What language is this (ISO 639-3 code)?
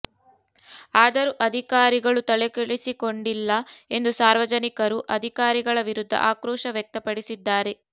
kan